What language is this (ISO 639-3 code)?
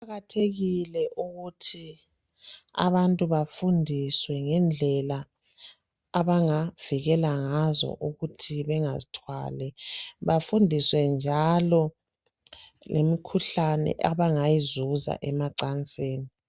nde